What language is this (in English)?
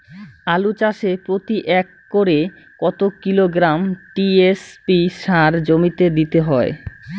Bangla